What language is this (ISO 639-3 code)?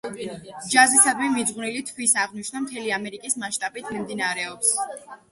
kat